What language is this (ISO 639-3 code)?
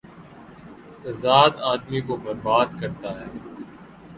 urd